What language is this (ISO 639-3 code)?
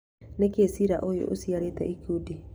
kik